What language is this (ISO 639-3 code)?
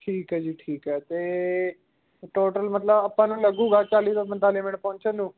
pan